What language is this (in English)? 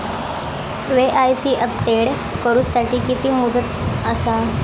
Marathi